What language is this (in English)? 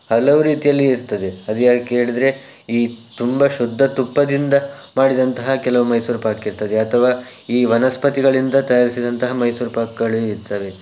Kannada